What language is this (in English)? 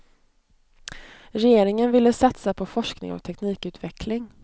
Swedish